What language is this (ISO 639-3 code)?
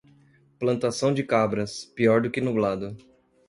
por